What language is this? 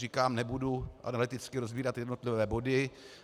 Czech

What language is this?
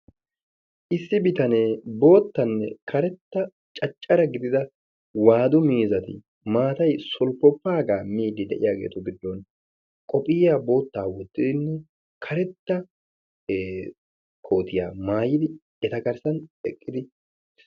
Wolaytta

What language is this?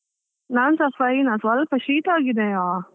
Kannada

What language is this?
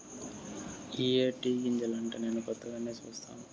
Telugu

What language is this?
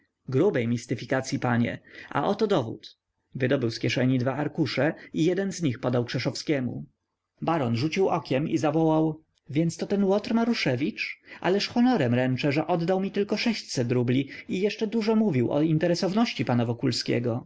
Polish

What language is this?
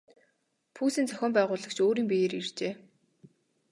Mongolian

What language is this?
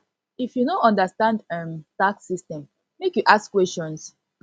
Nigerian Pidgin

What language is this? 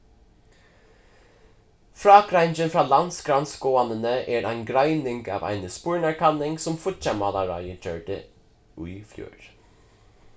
Faroese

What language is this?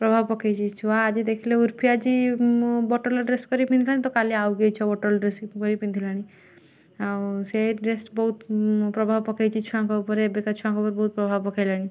Odia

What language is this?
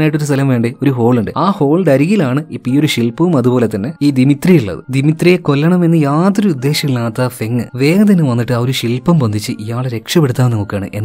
Malayalam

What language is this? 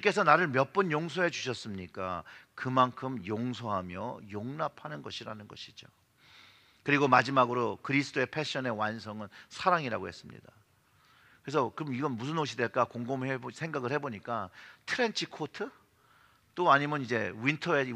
Korean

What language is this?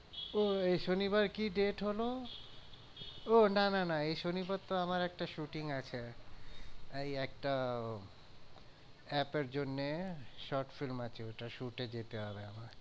Bangla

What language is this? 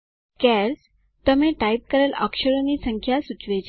Gujarati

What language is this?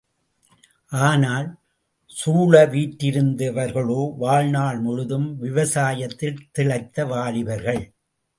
Tamil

